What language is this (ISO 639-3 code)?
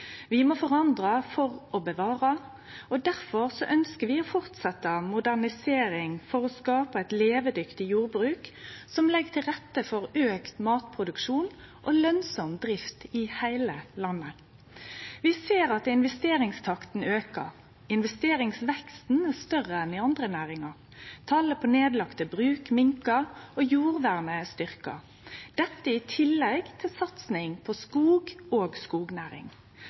nno